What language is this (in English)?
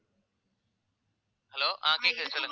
Tamil